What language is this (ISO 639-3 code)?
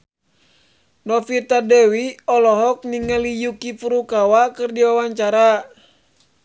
sun